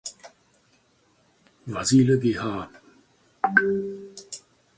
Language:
German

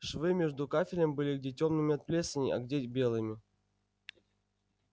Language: Russian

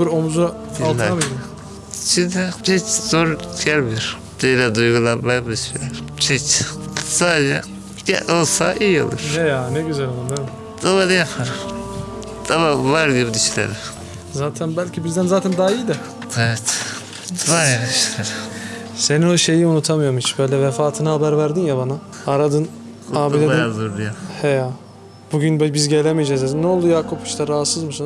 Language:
Turkish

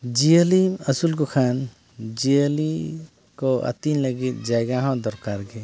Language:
Santali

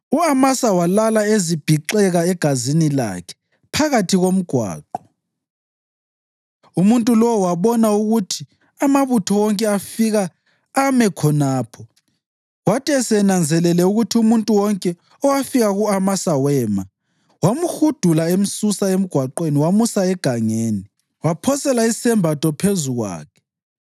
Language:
North Ndebele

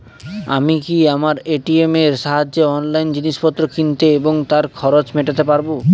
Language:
Bangla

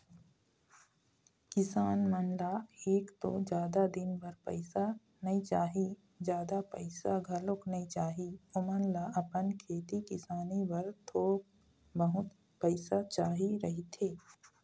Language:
Chhattisgarhi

